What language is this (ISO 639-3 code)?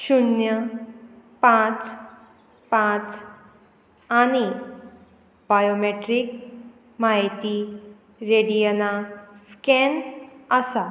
kok